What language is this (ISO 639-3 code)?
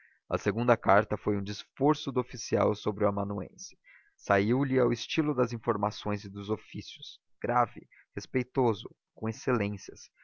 por